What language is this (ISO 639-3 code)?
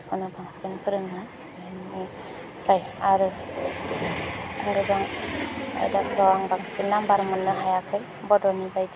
brx